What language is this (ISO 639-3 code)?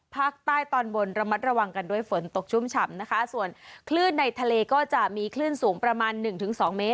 tha